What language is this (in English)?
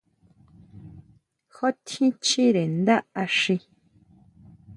Huautla Mazatec